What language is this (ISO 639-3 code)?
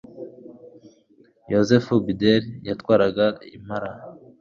kin